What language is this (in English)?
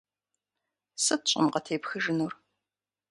Kabardian